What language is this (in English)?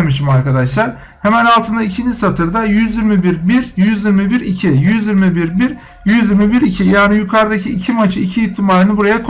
Turkish